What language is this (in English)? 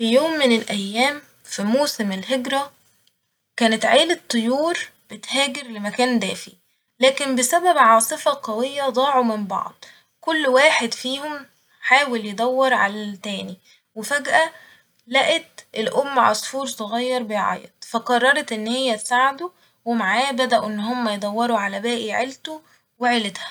Egyptian Arabic